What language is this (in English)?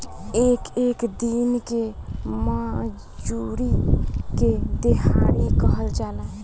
Bhojpuri